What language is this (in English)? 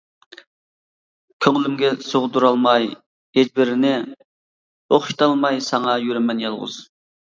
Uyghur